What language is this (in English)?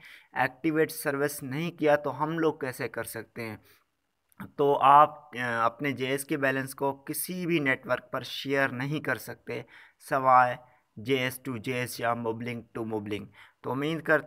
Turkish